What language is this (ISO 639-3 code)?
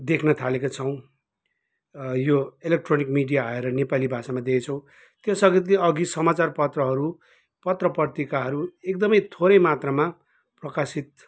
nep